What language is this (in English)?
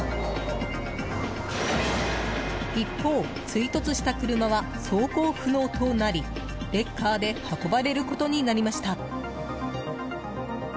Japanese